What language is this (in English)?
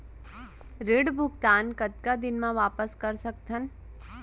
Chhattisgarhi